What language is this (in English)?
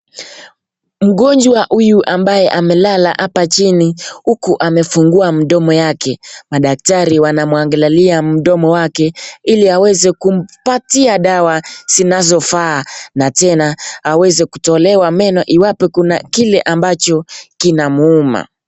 Swahili